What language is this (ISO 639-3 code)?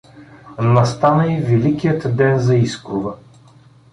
bul